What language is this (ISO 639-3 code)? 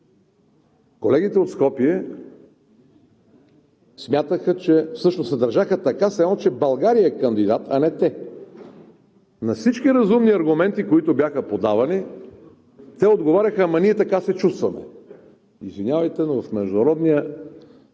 bul